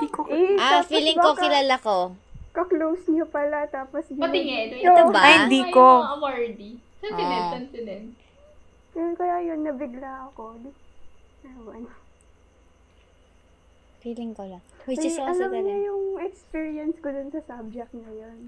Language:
Filipino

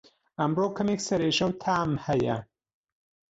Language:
Central Kurdish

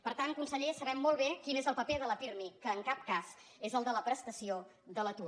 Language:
Catalan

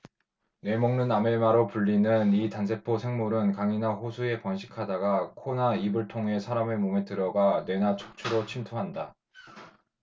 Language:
Korean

